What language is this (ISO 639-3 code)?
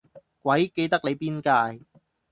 yue